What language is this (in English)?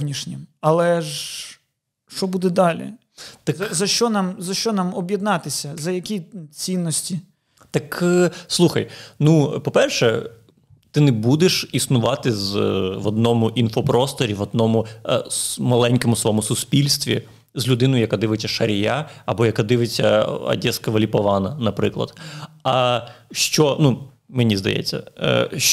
Ukrainian